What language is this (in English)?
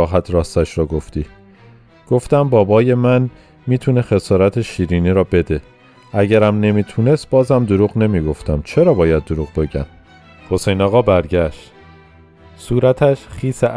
Persian